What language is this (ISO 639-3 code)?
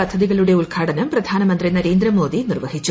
mal